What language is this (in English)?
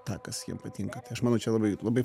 Lithuanian